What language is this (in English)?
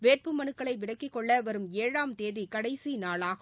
Tamil